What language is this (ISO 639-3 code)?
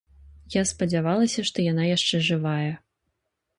bel